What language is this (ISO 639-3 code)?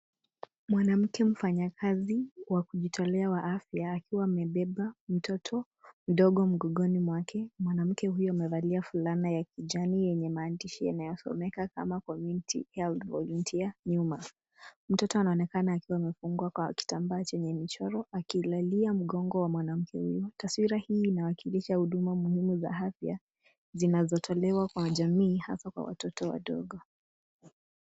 swa